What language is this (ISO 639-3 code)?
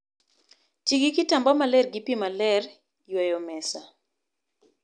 luo